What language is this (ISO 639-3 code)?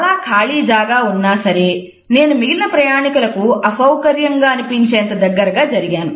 tel